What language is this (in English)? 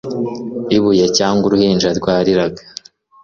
Kinyarwanda